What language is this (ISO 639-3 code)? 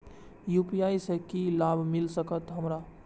mai